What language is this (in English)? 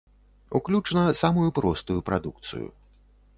Belarusian